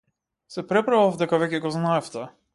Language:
Macedonian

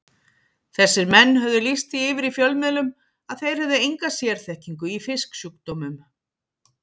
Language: Icelandic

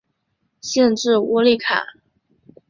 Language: Chinese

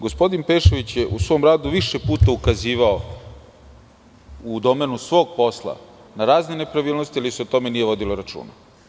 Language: Serbian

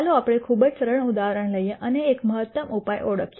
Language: Gujarati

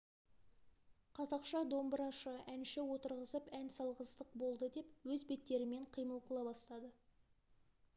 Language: Kazakh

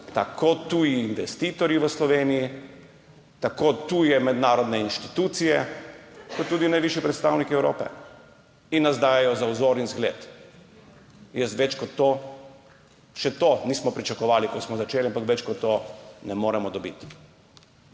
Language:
Slovenian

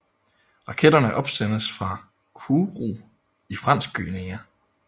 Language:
Danish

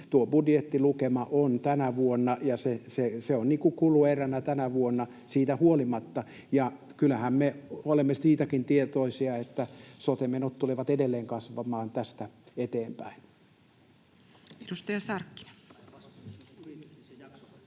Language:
Finnish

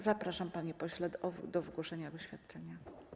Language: Polish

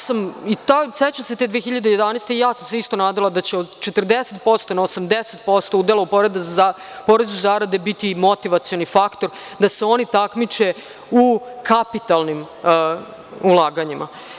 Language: Serbian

